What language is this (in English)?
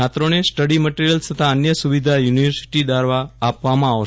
Gujarati